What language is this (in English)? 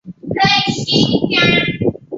Chinese